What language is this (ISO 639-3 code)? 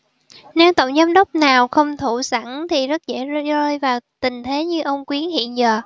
vie